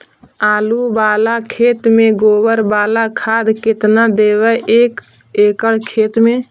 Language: Magahi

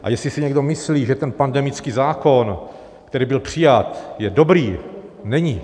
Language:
Czech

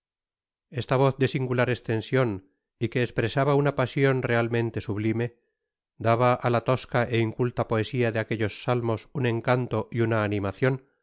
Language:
Spanish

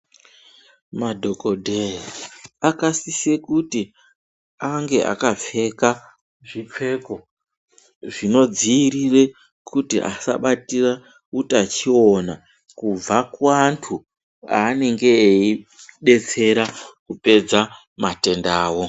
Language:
Ndau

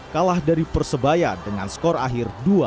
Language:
Indonesian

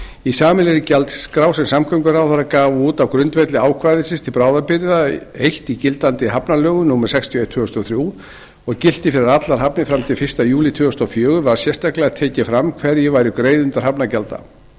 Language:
Icelandic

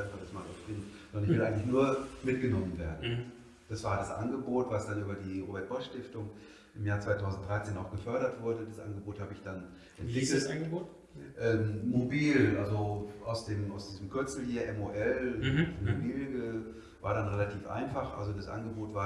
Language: German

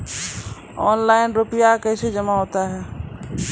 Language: Maithili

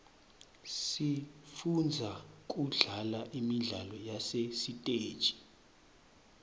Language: Swati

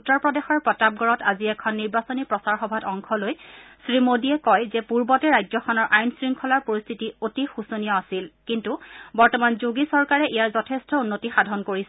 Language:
Assamese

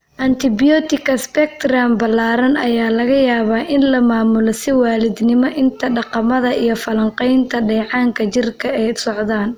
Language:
Somali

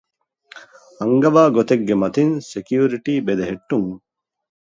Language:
Divehi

